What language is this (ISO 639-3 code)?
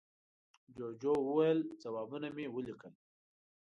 pus